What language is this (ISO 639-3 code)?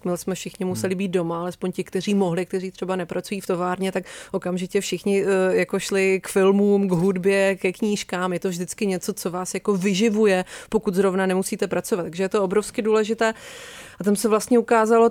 ces